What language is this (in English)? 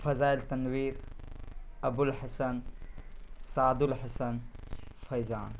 Urdu